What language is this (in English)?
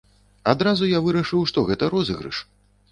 Belarusian